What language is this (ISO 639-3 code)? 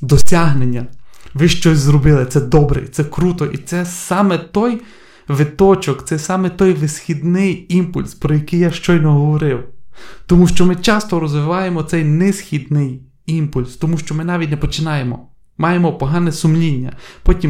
ukr